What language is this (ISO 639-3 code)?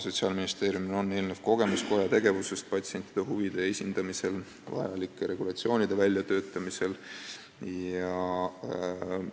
est